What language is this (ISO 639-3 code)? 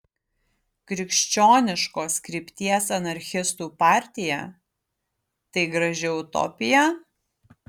lit